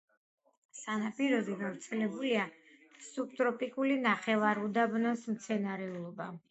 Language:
Georgian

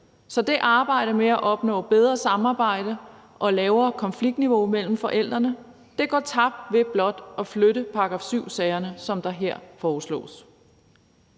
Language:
Danish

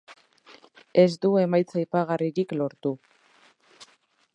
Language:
Basque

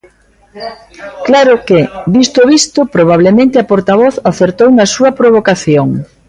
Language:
Galician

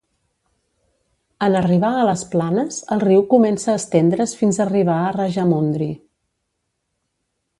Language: Catalan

